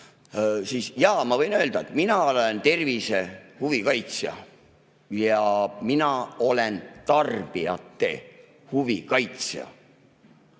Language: Estonian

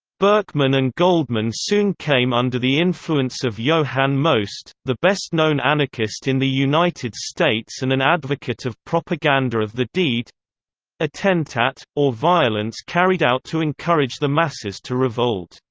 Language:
English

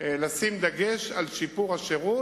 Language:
Hebrew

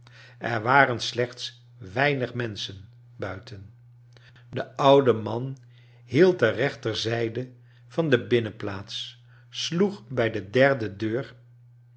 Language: Dutch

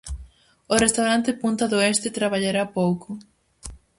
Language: Galician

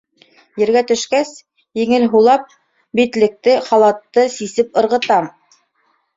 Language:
Bashkir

